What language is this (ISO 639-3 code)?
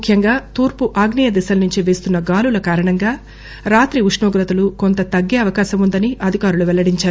tel